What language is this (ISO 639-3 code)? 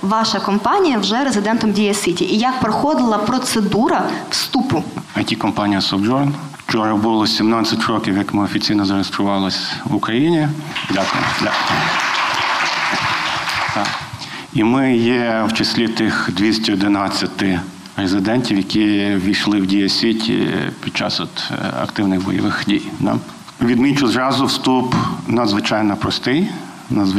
ukr